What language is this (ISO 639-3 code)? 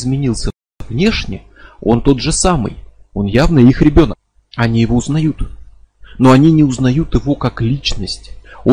rus